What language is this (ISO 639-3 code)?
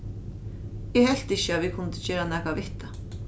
fao